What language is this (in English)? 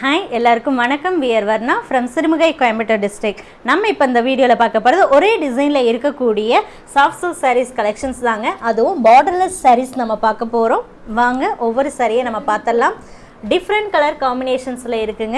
Tamil